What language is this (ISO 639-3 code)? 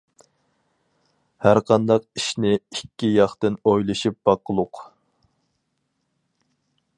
uig